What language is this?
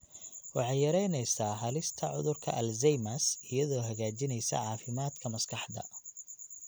Somali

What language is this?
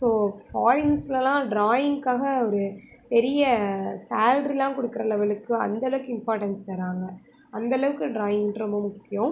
Tamil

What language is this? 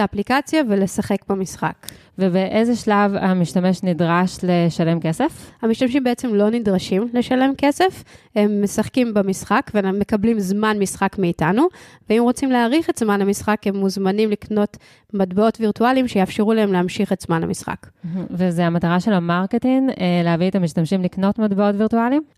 Hebrew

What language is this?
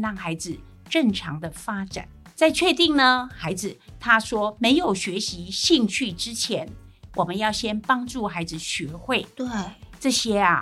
Chinese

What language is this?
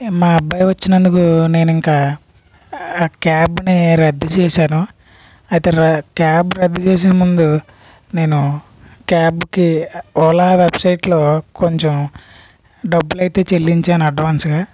Telugu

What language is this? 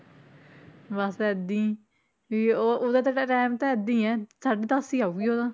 Punjabi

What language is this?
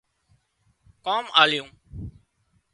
Wadiyara Koli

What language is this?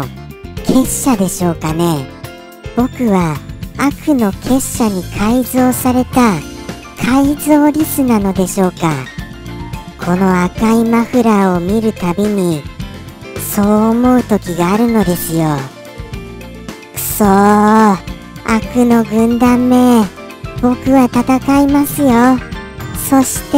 Japanese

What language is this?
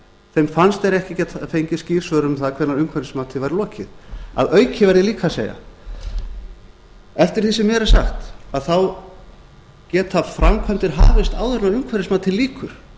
Icelandic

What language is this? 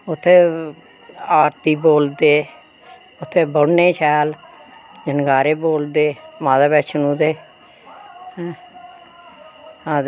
Dogri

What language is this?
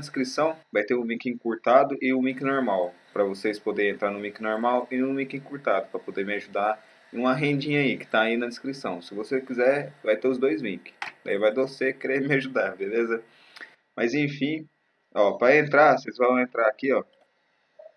Portuguese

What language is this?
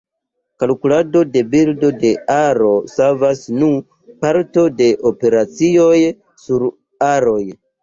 Esperanto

